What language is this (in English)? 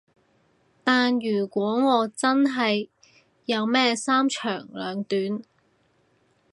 Cantonese